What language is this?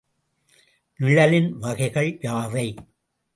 Tamil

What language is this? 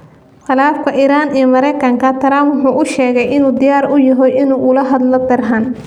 Somali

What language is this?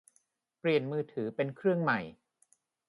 Thai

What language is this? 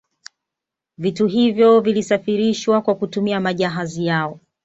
Swahili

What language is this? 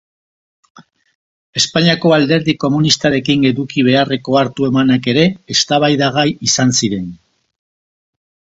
Basque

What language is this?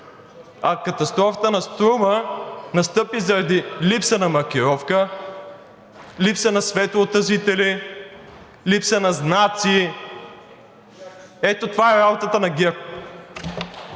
Bulgarian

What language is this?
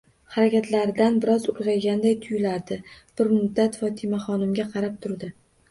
Uzbek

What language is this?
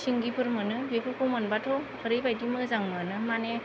Bodo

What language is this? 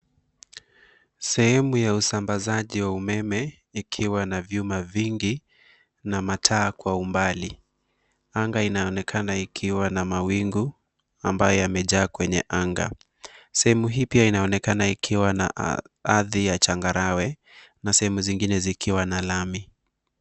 Swahili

